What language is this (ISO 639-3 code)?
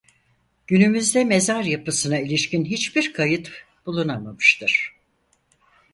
tur